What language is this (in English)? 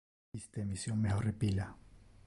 Interlingua